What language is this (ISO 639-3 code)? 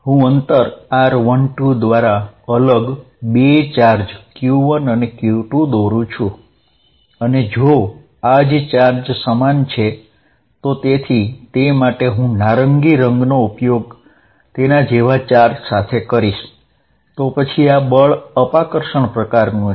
guj